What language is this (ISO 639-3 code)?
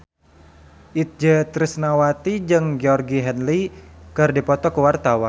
sun